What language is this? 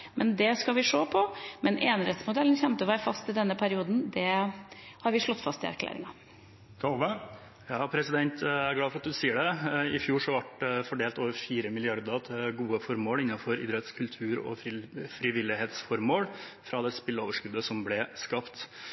Norwegian Bokmål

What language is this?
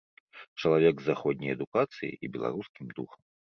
Belarusian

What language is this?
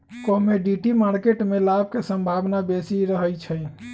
Magahi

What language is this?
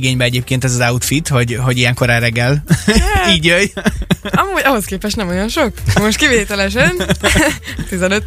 Hungarian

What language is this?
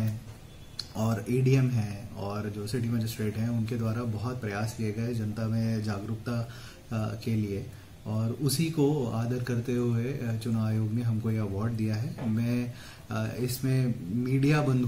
Hindi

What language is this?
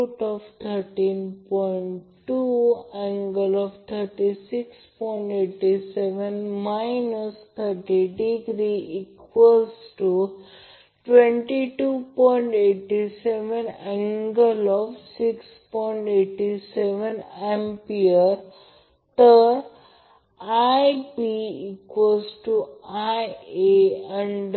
Marathi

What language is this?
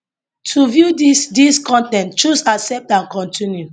Nigerian Pidgin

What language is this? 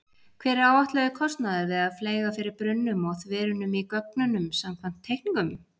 Icelandic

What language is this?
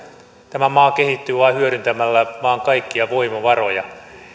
Finnish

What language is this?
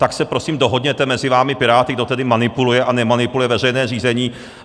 Czech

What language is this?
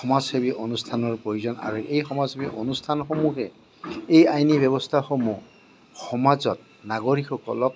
Assamese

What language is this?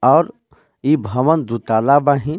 Bhojpuri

